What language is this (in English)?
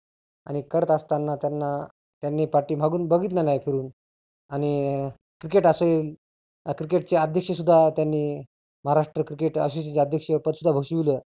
Marathi